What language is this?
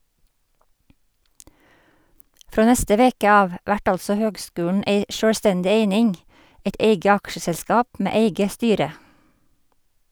Norwegian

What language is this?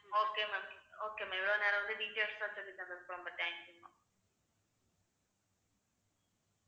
Tamil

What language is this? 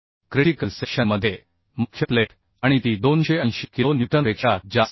Marathi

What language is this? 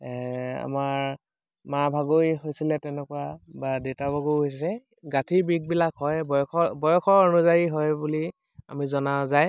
Assamese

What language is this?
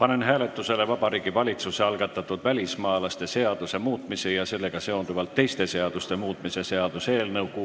Estonian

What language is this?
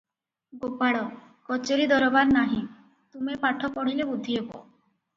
Odia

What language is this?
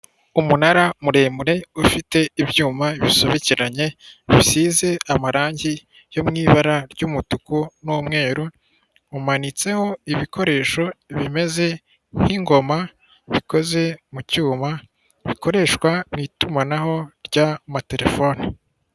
Kinyarwanda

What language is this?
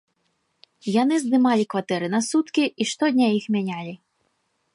Belarusian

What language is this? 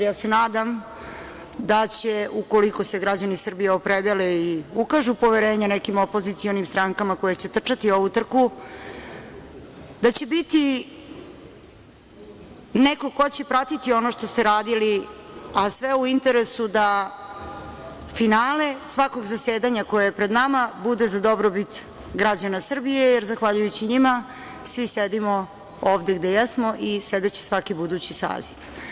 Serbian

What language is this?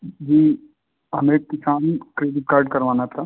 Hindi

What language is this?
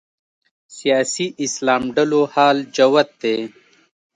Pashto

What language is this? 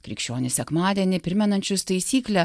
Lithuanian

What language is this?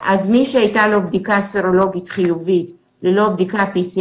Hebrew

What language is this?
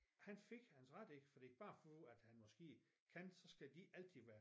Danish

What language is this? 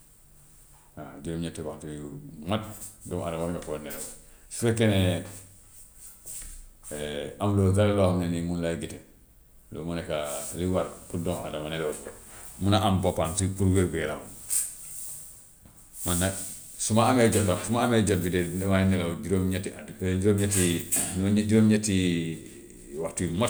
Gambian Wolof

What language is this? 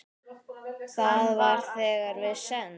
Icelandic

